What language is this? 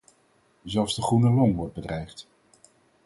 Dutch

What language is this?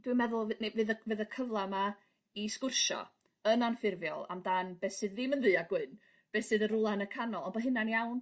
Welsh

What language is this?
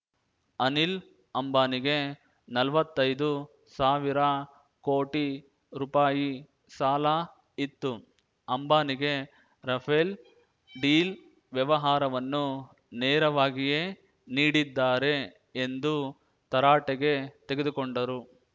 Kannada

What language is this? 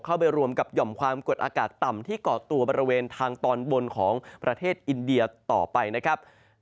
Thai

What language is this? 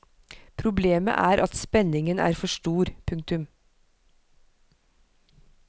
Norwegian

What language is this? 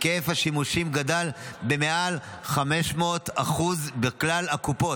Hebrew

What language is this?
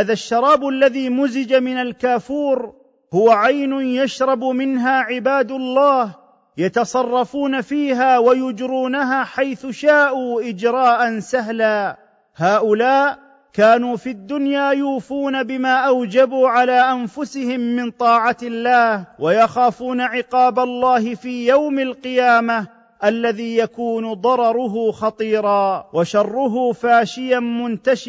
Arabic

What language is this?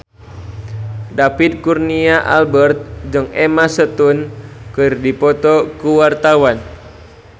Sundanese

